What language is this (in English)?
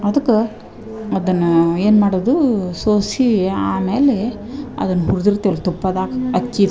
Kannada